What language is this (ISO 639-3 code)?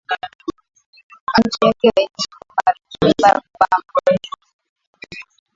swa